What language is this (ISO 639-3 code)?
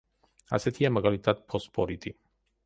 kat